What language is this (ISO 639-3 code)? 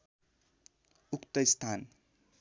nep